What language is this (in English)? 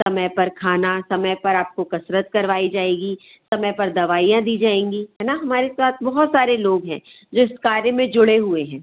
Hindi